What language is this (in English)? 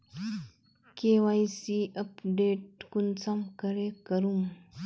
Magahi